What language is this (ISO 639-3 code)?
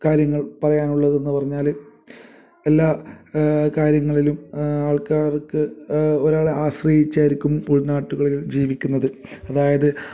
mal